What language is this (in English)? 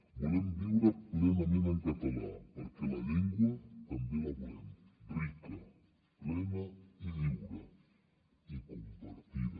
Catalan